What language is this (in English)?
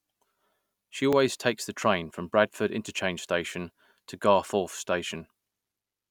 English